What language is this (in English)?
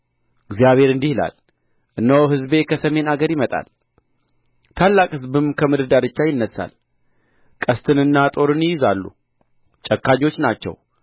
Amharic